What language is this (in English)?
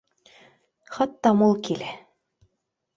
Bashkir